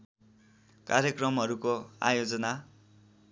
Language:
Nepali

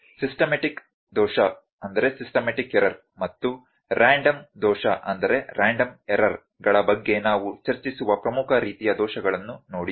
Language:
Kannada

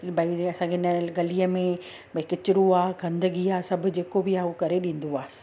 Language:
Sindhi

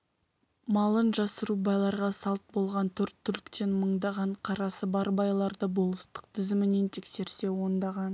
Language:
Kazakh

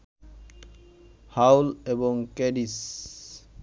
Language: Bangla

